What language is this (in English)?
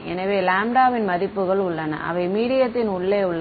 Tamil